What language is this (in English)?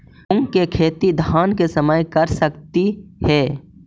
Magahi